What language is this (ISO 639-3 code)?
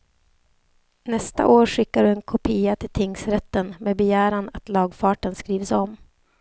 swe